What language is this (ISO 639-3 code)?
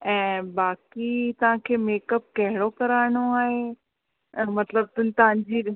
snd